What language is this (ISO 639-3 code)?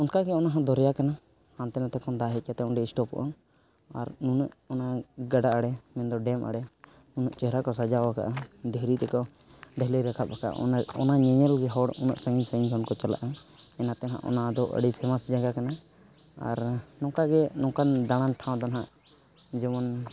sat